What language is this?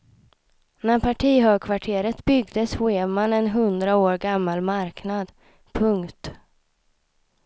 Swedish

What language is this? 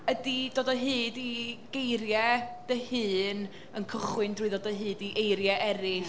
Welsh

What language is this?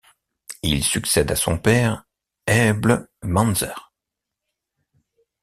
French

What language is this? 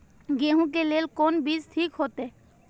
Maithili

